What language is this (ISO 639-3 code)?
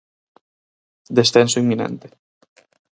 glg